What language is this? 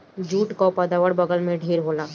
Bhojpuri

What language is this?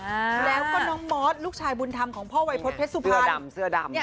Thai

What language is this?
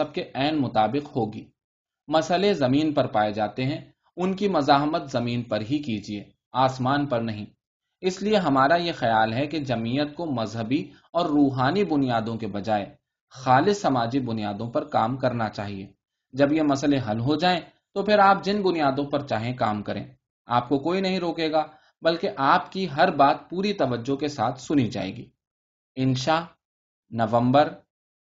Urdu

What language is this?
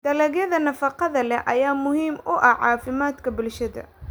Somali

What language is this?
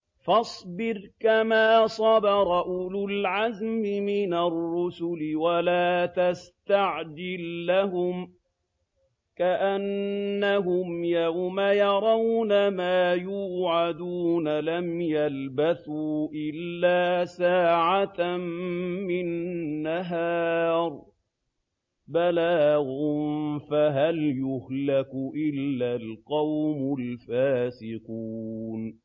Arabic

